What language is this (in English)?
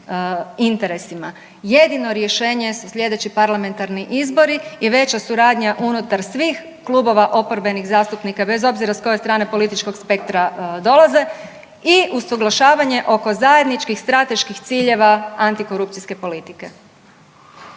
Croatian